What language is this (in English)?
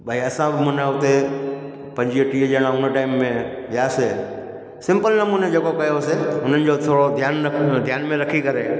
Sindhi